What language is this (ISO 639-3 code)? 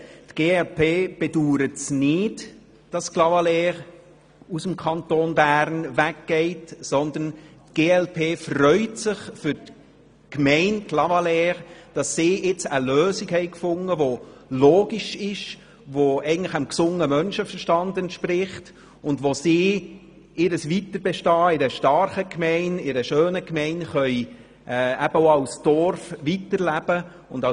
gsw